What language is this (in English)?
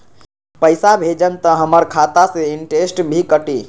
Magahi